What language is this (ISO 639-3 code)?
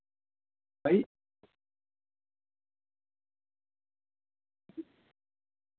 doi